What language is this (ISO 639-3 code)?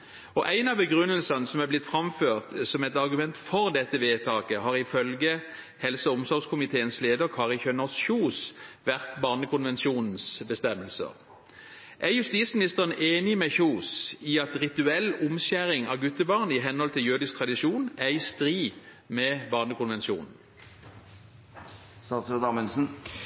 nob